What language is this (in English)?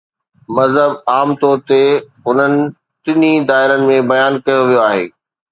Sindhi